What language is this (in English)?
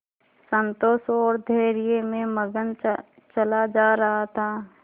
Hindi